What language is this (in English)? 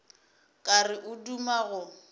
Northern Sotho